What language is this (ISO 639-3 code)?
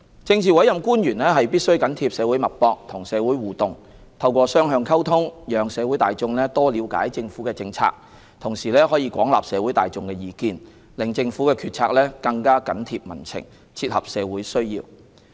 yue